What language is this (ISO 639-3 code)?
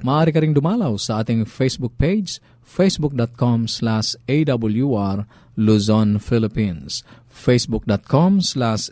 fil